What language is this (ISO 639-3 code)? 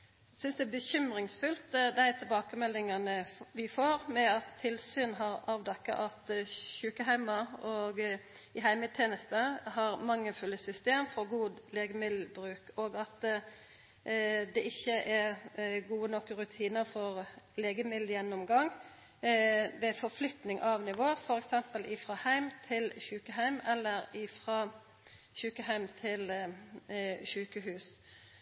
nno